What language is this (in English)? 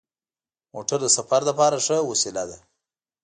Pashto